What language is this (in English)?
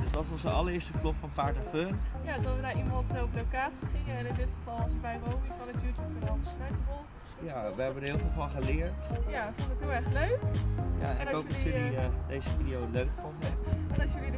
Dutch